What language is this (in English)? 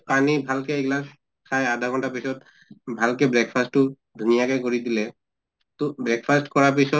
Assamese